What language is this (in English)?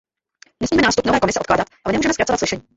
Czech